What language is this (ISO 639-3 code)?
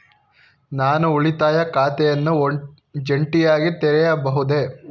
kan